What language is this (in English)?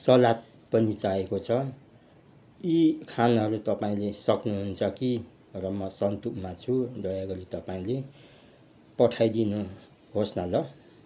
Nepali